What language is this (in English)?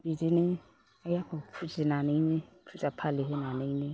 Bodo